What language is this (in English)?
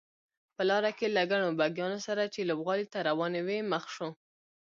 Pashto